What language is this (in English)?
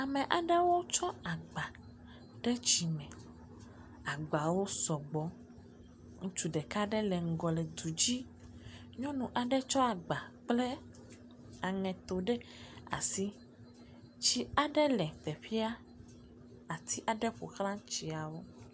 Ewe